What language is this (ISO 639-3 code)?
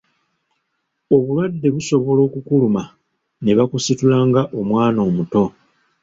lug